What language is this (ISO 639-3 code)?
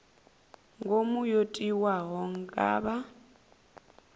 ven